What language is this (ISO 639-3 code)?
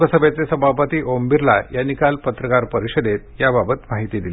mar